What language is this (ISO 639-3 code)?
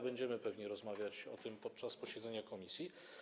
pol